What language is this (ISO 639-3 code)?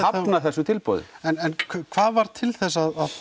isl